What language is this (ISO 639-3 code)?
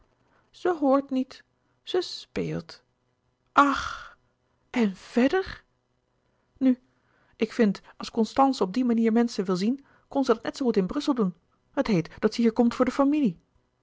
nld